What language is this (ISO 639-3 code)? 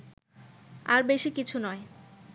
ben